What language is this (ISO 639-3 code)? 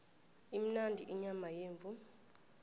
nbl